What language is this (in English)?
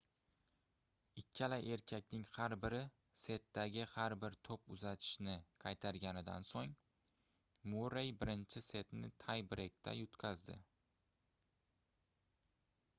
Uzbek